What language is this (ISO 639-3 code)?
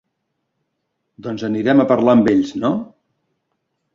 cat